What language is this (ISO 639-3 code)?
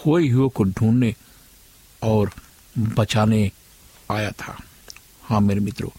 hin